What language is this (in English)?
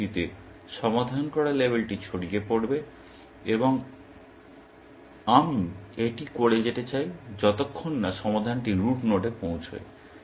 Bangla